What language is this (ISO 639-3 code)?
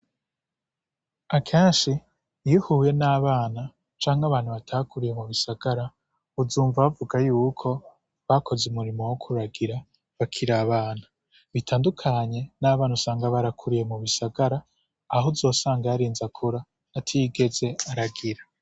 run